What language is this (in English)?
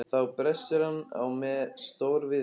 Icelandic